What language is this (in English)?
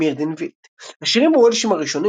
Hebrew